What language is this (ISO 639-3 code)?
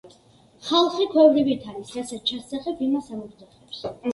kat